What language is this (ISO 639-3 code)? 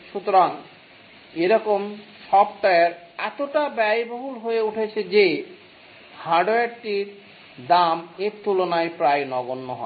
ben